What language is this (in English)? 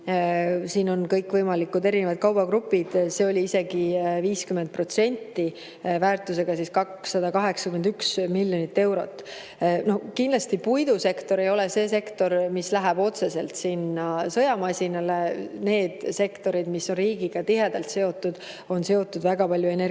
Estonian